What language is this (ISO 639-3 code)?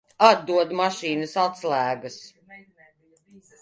lav